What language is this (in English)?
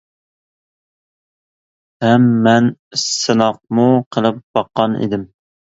Uyghur